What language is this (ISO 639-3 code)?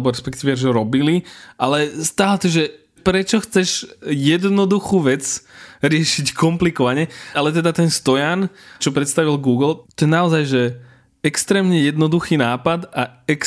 slk